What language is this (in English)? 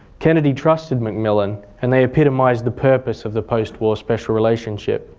English